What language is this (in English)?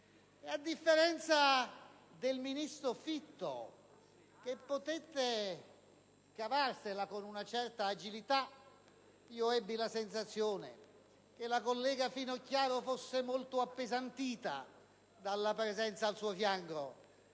Italian